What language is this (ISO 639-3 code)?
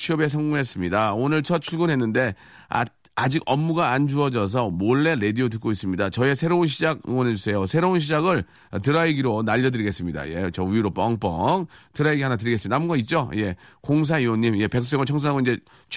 kor